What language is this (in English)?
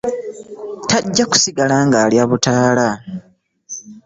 Ganda